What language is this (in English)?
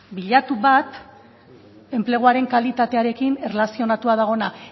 Basque